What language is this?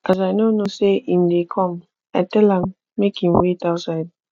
Nigerian Pidgin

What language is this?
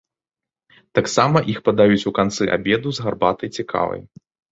Belarusian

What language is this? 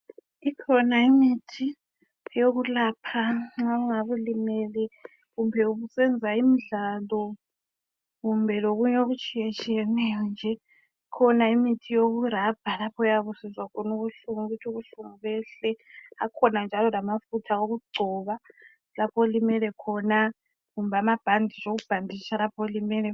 North Ndebele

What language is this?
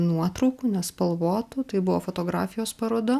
Lithuanian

